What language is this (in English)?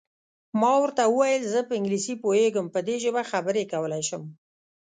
Pashto